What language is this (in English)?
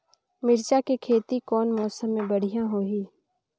Chhattisgarhi